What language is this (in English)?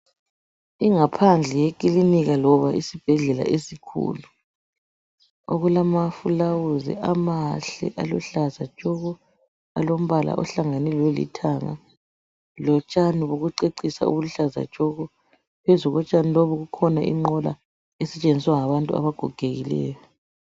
North Ndebele